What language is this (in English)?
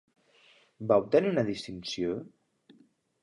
Catalan